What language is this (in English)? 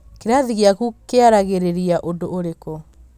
Kikuyu